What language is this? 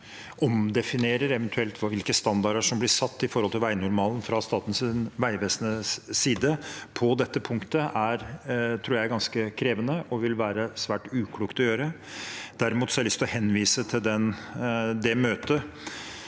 Norwegian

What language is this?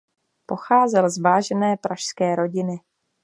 Czech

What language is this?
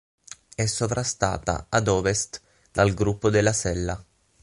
Italian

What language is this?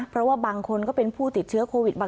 Thai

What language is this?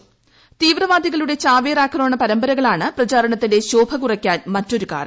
Malayalam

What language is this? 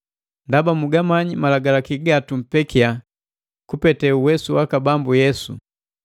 Matengo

